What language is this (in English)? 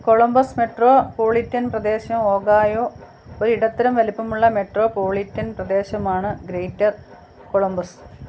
Malayalam